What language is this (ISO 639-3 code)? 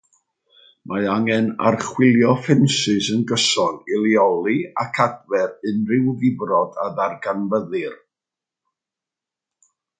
cym